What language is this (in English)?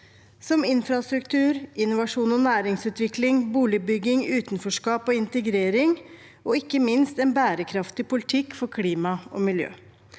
Norwegian